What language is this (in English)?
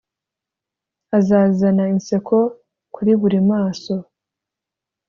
Kinyarwanda